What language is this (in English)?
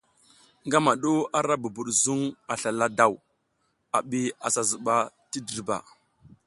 South Giziga